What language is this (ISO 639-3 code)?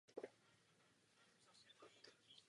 ces